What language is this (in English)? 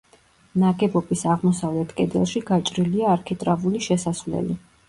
Georgian